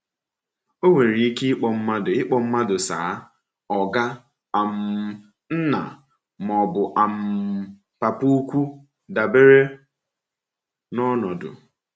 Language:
Igbo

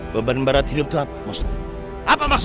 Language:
Indonesian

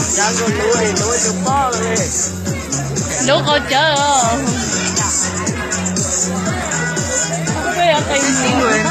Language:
Thai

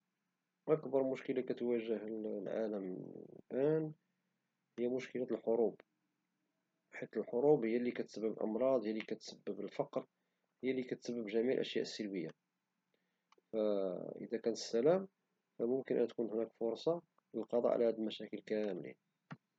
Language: Moroccan Arabic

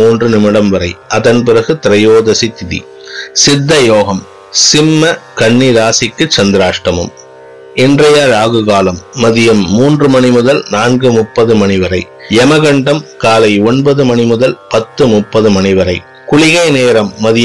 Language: Tamil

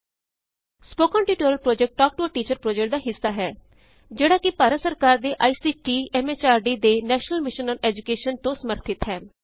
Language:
Punjabi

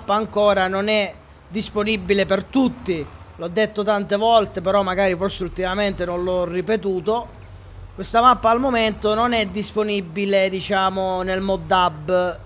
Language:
Italian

